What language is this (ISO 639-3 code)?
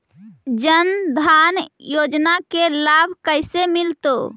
mag